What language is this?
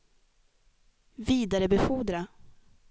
Swedish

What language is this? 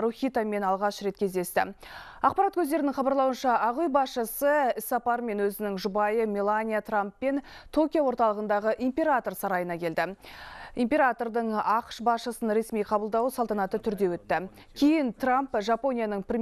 Russian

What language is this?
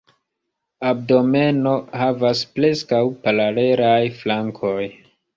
Esperanto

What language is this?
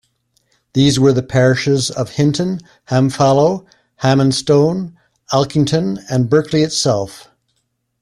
English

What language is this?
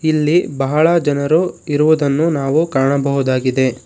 Kannada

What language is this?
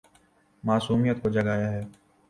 Urdu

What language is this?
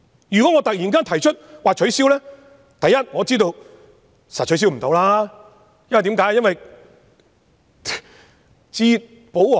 Cantonese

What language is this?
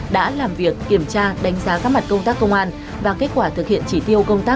Vietnamese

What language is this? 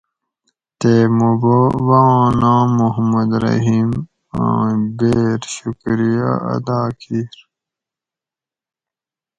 Gawri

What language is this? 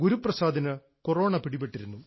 Malayalam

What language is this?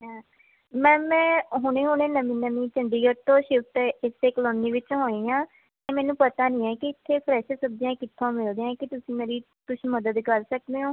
Punjabi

